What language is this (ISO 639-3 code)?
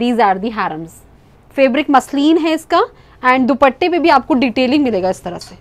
hin